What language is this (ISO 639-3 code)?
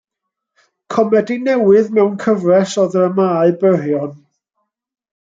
cym